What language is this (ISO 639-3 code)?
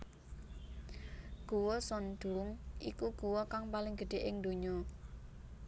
jav